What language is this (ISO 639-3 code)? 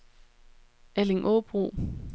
dan